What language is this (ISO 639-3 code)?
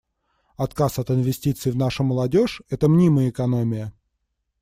rus